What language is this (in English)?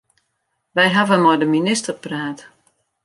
Western Frisian